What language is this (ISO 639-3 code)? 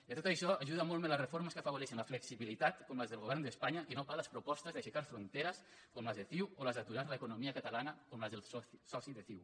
cat